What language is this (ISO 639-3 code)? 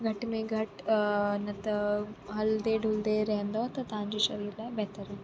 snd